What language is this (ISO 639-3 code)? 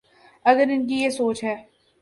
urd